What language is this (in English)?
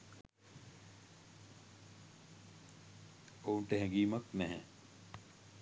Sinhala